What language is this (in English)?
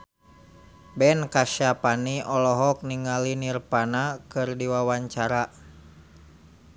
Sundanese